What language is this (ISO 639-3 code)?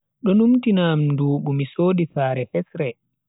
fui